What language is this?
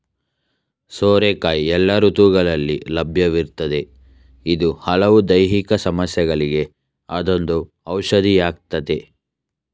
Kannada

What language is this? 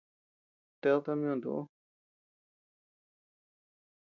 Tepeuxila Cuicatec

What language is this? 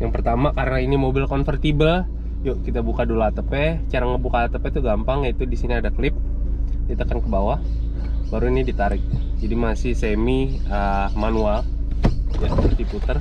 Indonesian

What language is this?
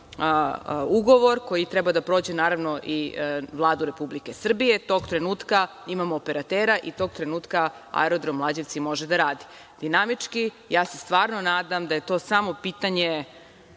Serbian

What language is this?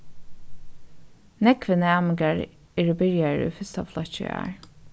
Faroese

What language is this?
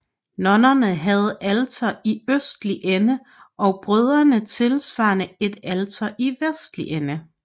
Danish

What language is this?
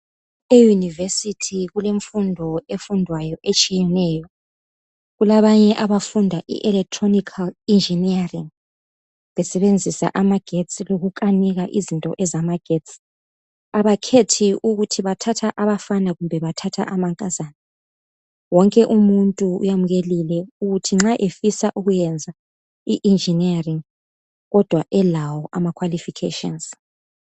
North Ndebele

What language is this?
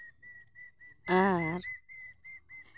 Santali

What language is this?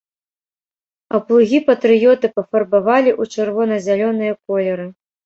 Belarusian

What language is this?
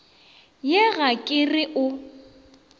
Northern Sotho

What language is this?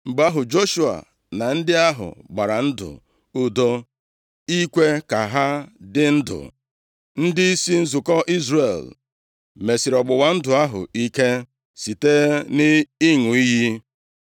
Igbo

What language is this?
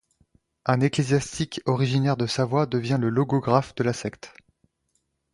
French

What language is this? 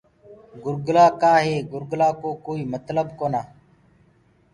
Gurgula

